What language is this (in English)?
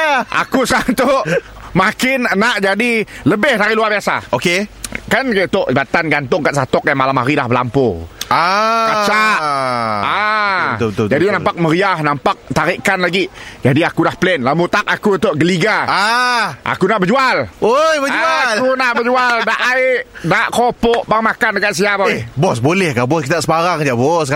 Malay